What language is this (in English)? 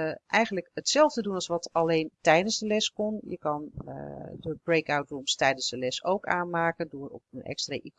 Dutch